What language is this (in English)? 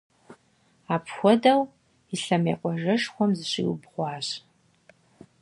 Kabardian